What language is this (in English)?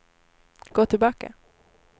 Swedish